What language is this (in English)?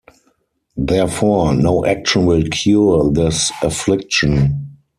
English